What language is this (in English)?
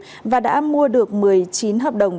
Vietnamese